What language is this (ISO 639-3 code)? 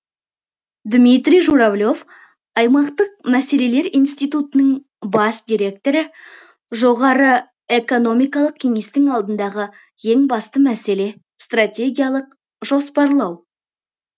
kaz